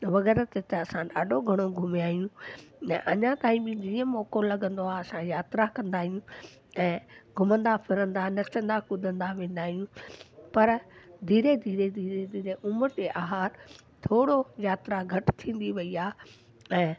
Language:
Sindhi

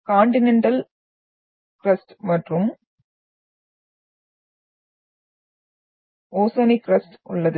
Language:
Tamil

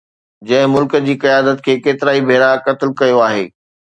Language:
Sindhi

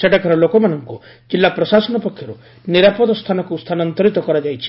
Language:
Odia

